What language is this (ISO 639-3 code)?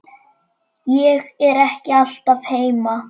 isl